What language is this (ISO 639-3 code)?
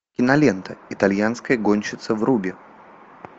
rus